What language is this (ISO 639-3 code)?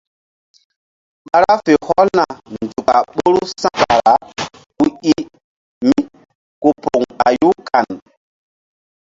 mdd